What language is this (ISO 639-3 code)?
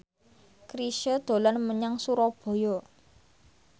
jav